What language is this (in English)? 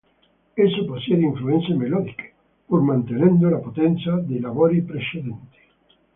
Italian